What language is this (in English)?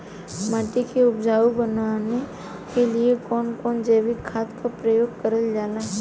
Bhojpuri